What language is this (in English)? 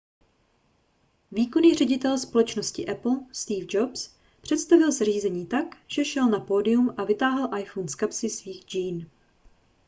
Czech